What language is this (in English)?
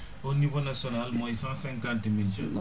Wolof